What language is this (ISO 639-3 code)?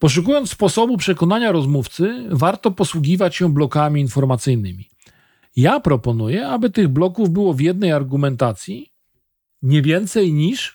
pol